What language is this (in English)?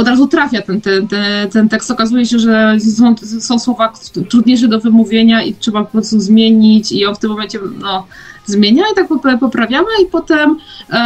Polish